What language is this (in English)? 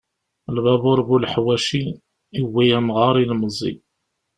Kabyle